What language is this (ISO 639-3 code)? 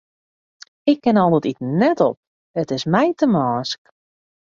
fry